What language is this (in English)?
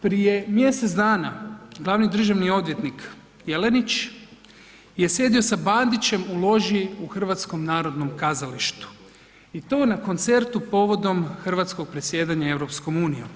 Croatian